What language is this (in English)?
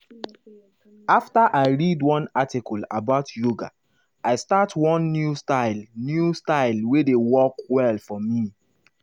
Nigerian Pidgin